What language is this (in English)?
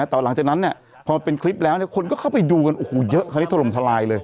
Thai